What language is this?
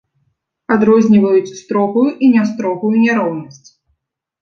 Belarusian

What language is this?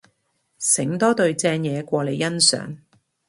Cantonese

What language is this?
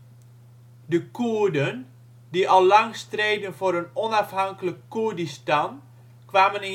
Dutch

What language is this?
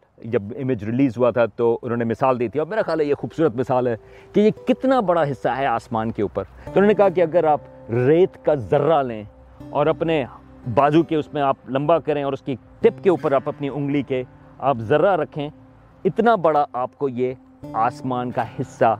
Urdu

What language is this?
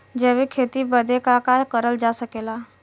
Bhojpuri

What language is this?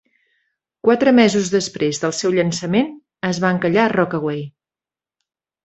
Catalan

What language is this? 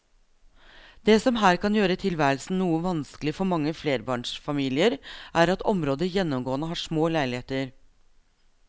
Norwegian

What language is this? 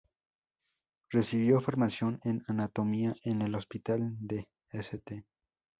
Spanish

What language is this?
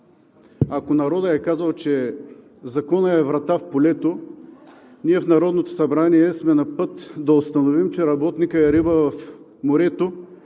Bulgarian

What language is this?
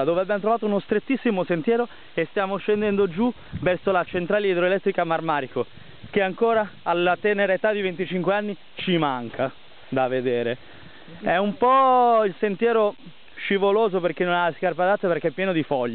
Italian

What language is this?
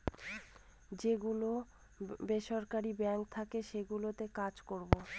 Bangla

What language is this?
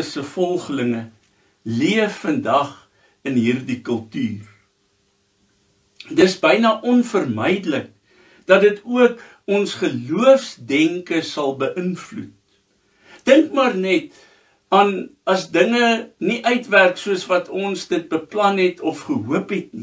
Dutch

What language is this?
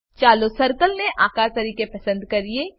Gujarati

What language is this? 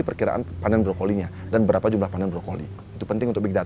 Indonesian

